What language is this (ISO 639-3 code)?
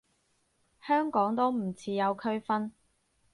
yue